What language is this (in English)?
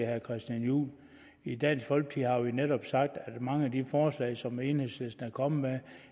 Danish